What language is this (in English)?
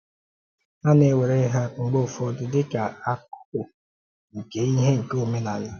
Igbo